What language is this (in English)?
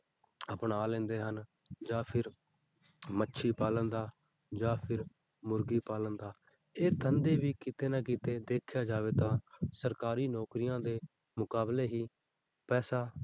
Punjabi